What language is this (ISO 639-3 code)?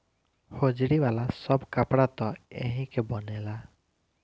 bho